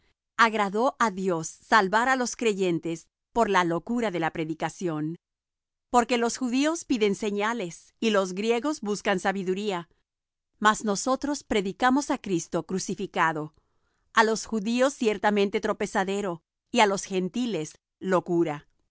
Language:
Spanish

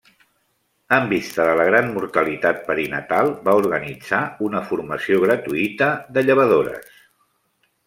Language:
Catalan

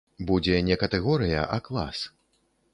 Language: Belarusian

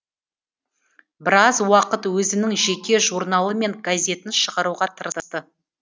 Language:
Kazakh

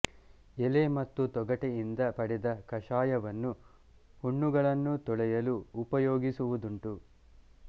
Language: Kannada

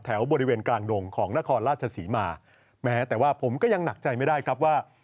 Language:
Thai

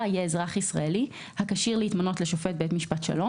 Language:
Hebrew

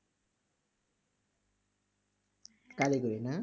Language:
Bangla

